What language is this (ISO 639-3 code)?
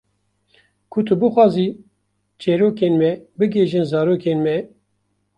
kur